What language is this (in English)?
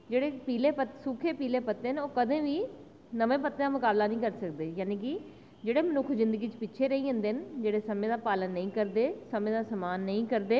Dogri